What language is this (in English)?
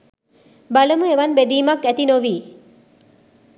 Sinhala